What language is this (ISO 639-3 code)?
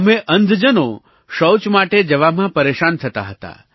guj